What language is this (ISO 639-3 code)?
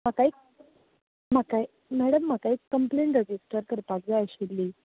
kok